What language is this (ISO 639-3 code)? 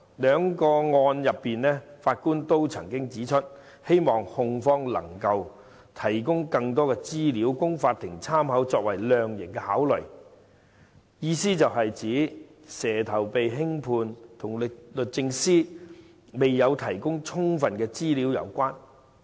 yue